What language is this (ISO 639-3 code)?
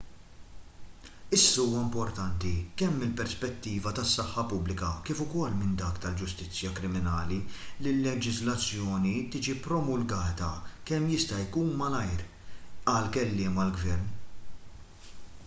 mlt